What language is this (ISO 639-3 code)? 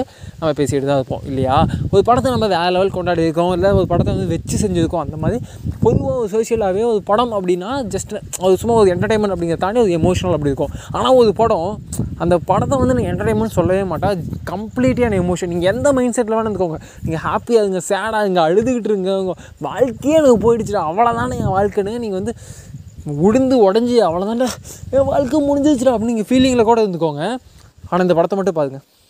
tam